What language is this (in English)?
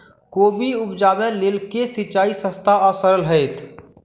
Maithili